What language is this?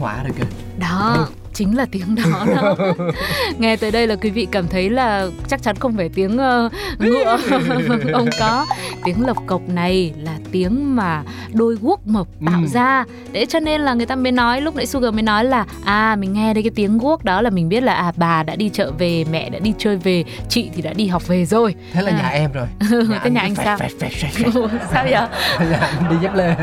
Vietnamese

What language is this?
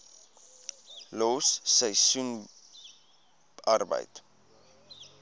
Afrikaans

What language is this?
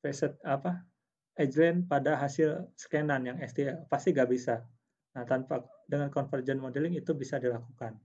Indonesian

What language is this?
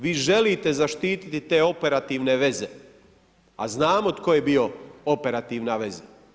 Croatian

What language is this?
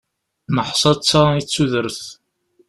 Kabyle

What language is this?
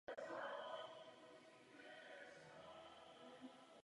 Czech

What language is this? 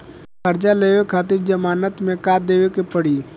Bhojpuri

